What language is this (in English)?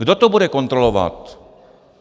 Czech